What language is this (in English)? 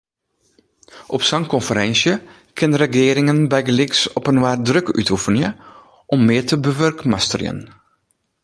Western Frisian